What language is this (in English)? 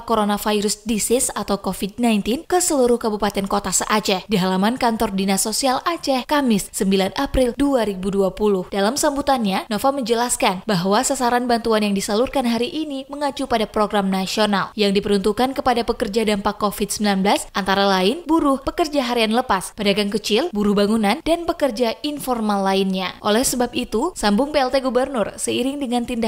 Indonesian